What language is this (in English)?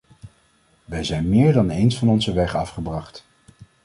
Dutch